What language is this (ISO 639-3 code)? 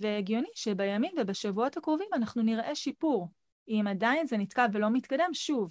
heb